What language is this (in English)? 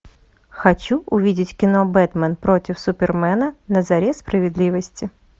Russian